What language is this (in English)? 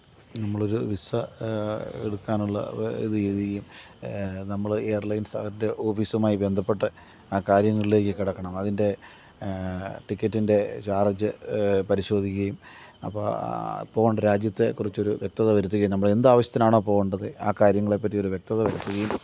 Malayalam